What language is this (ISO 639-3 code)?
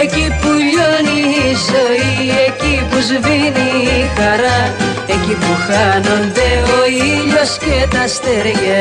ell